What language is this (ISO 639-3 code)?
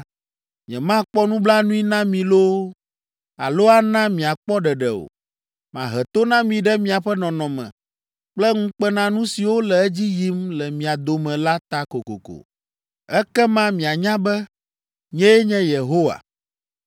ewe